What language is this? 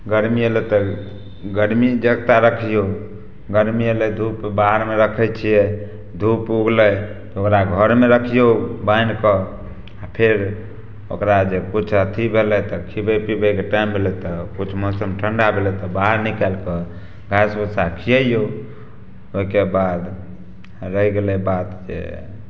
Maithili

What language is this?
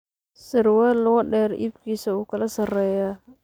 Somali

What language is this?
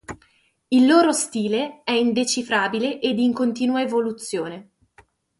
Italian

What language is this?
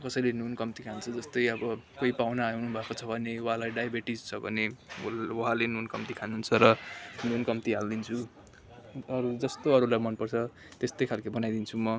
Nepali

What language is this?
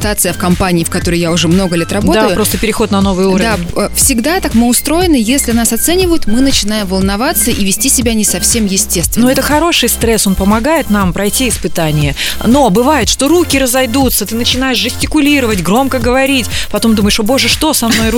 Russian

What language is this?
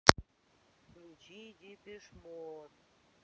Russian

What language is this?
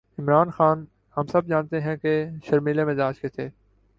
Urdu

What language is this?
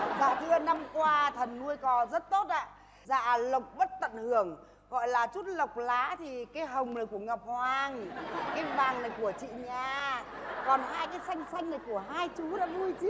Vietnamese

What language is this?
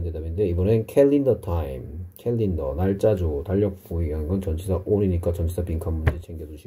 Korean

